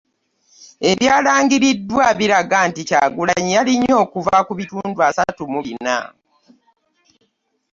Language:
Ganda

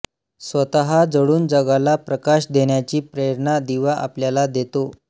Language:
Marathi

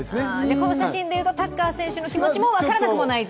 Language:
Japanese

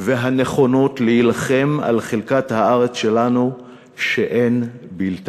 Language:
Hebrew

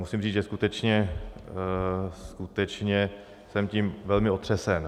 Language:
Czech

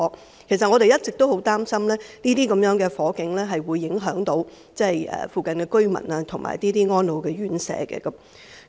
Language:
Cantonese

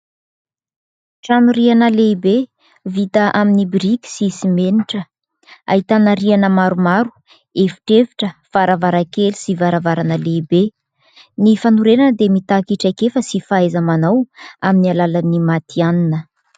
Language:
Malagasy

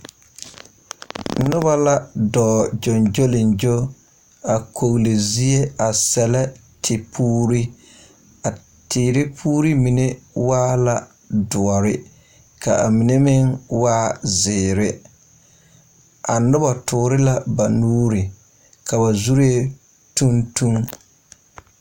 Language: Southern Dagaare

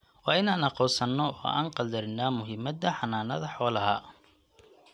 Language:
Somali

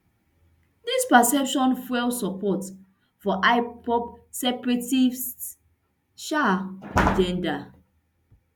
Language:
Nigerian Pidgin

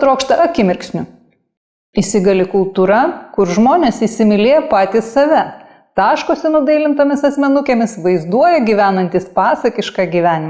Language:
Lithuanian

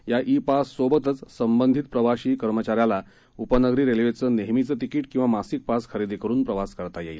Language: Marathi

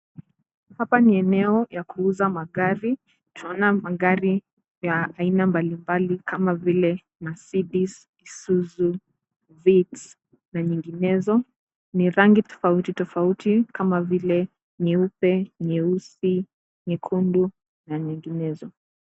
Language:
Swahili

